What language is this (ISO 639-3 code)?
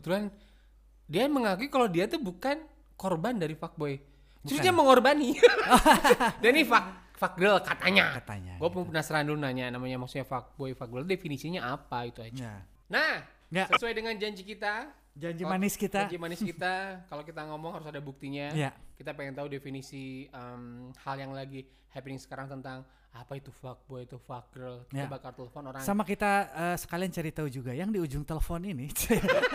ind